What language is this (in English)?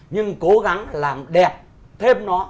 Vietnamese